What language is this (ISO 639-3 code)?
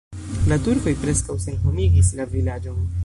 epo